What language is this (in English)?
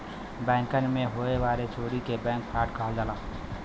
Bhojpuri